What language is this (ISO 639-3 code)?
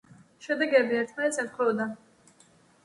kat